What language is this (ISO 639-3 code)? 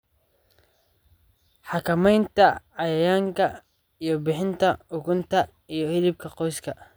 som